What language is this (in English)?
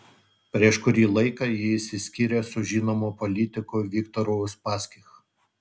Lithuanian